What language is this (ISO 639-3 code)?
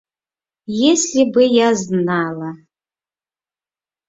chm